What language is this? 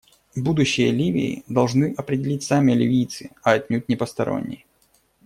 Russian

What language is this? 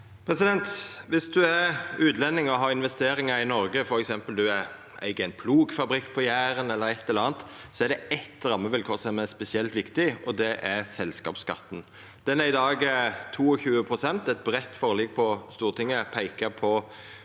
Norwegian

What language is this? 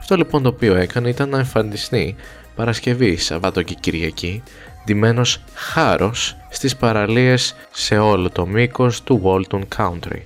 Greek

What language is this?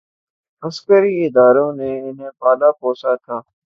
Urdu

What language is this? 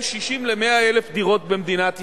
Hebrew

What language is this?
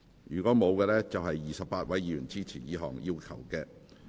Cantonese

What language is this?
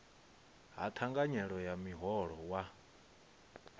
Venda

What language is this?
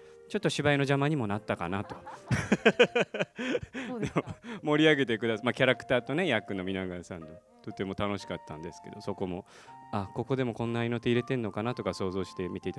Japanese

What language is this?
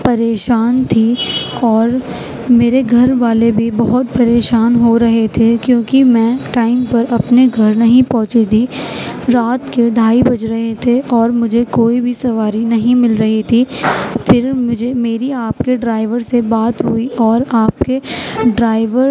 Urdu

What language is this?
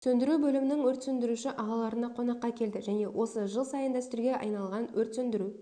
Kazakh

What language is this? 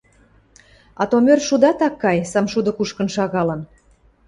Western Mari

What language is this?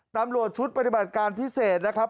Thai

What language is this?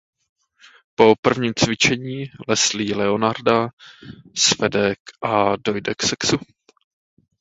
Czech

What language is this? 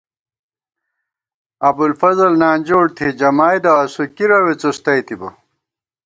Gawar-Bati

